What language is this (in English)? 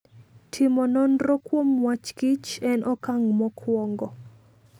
Luo (Kenya and Tanzania)